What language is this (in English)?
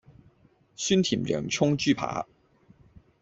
Cantonese